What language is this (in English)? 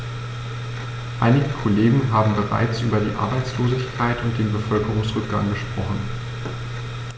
German